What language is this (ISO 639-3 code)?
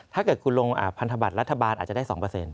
tha